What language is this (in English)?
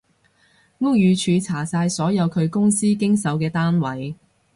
Cantonese